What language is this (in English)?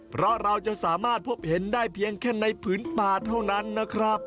Thai